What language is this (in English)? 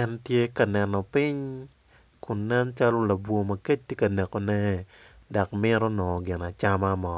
Acoli